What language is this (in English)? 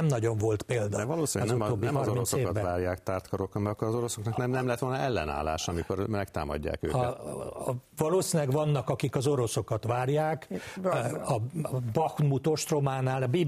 Hungarian